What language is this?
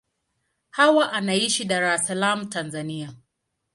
Swahili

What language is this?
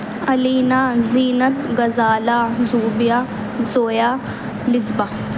Urdu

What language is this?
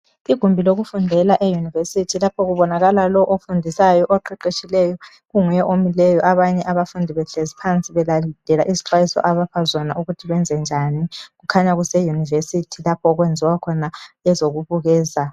North Ndebele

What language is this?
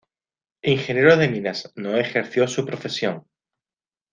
Spanish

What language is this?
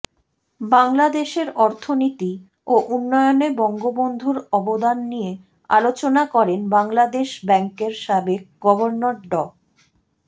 Bangla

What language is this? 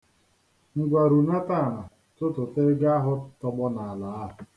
Igbo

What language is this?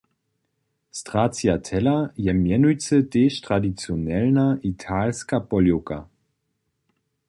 Upper Sorbian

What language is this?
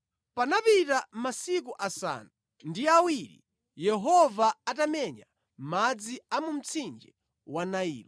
Nyanja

